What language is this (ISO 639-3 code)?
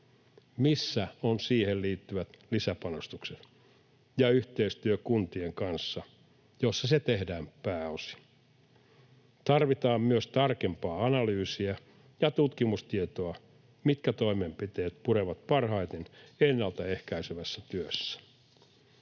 fin